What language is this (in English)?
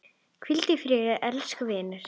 Icelandic